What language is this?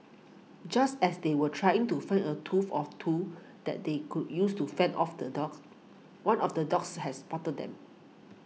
English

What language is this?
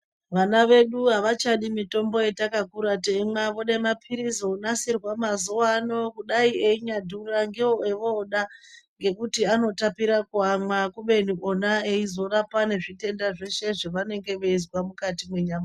Ndau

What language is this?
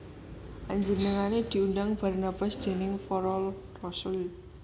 Javanese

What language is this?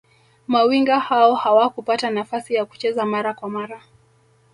Swahili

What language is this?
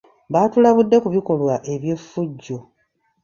Ganda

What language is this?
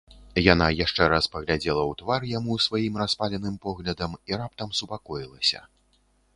Belarusian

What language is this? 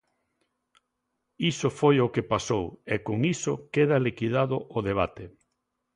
Galician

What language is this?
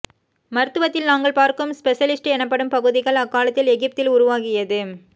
Tamil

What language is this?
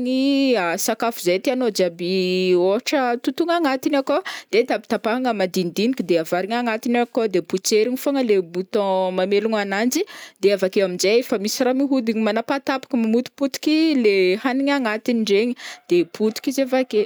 Northern Betsimisaraka Malagasy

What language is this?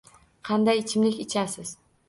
Uzbek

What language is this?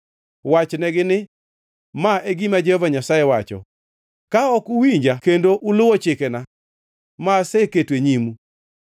Luo (Kenya and Tanzania)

